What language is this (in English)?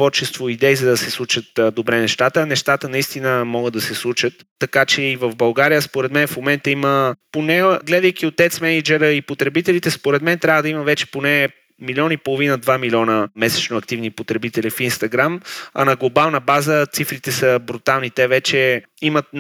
Bulgarian